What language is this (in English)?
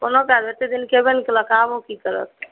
Maithili